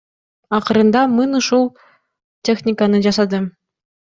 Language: Kyrgyz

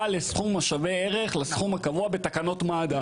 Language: Hebrew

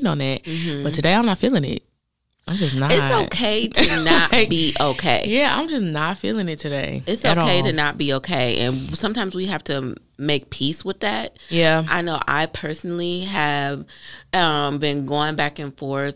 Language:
English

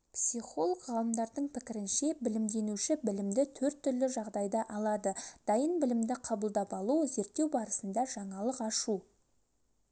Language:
Kazakh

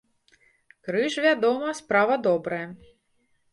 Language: Belarusian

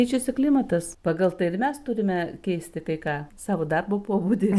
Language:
Lithuanian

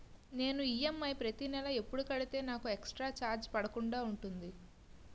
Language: Telugu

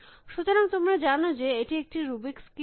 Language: Bangla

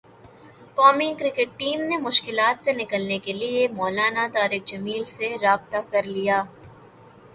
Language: Urdu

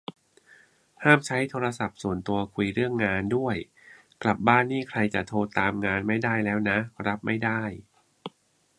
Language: Thai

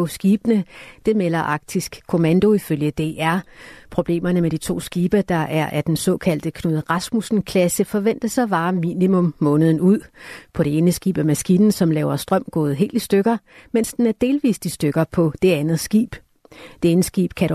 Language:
Danish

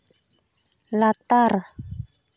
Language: Santali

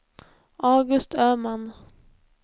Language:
Swedish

